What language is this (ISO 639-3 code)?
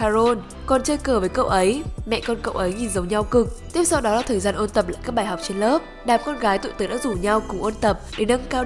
vie